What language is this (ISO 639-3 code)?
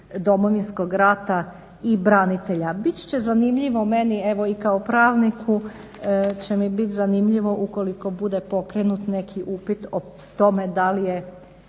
hrv